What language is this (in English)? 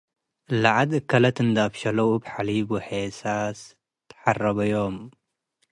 Tigre